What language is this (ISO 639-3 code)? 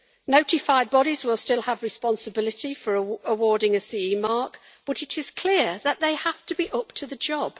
eng